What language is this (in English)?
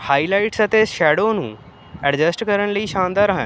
Punjabi